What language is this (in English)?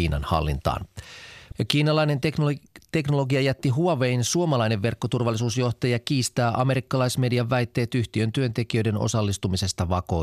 Finnish